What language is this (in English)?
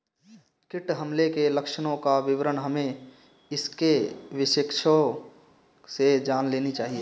Hindi